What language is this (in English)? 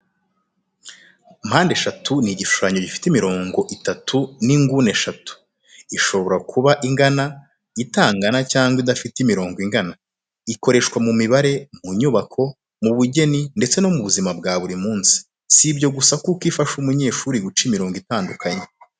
Kinyarwanda